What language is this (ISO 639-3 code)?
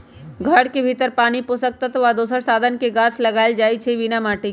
mag